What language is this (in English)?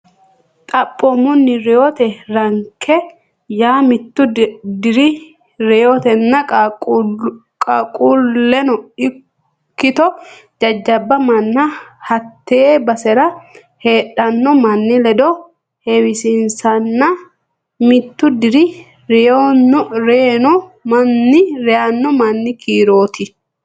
Sidamo